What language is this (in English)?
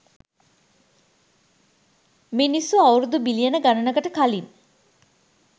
Sinhala